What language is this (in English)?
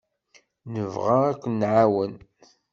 Kabyle